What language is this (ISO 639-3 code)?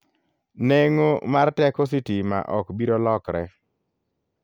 luo